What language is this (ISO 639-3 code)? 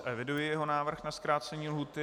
ces